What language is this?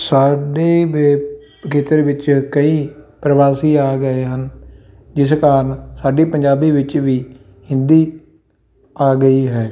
Punjabi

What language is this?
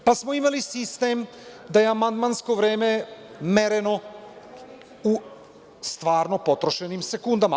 Serbian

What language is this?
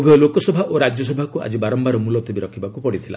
Odia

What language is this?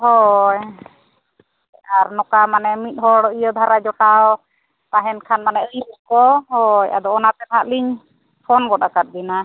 Santali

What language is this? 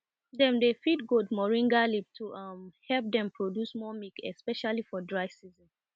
Nigerian Pidgin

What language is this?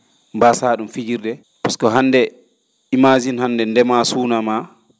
Fula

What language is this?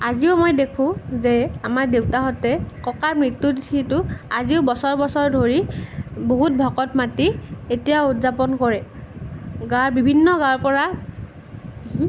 Assamese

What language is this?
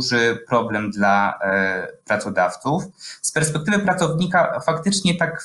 Polish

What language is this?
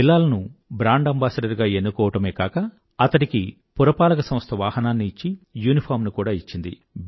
Telugu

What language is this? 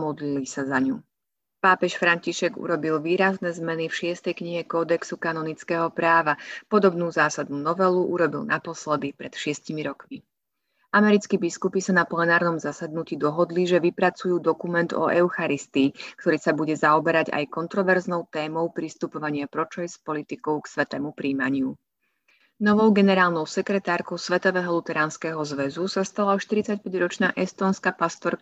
Slovak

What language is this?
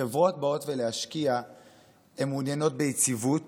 Hebrew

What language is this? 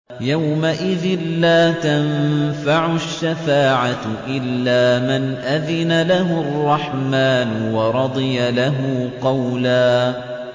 Arabic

